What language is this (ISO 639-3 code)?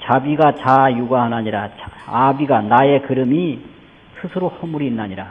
kor